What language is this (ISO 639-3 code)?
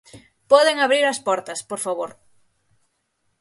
glg